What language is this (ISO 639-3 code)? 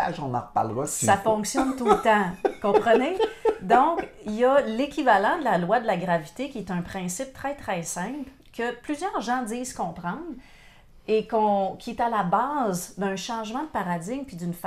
fra